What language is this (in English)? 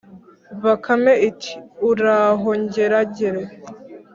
Kinyarwanda